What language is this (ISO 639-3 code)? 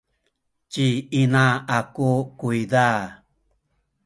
szy